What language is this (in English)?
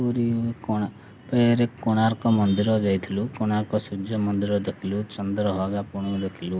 Odia